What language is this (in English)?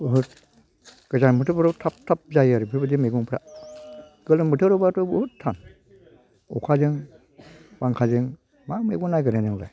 Bodo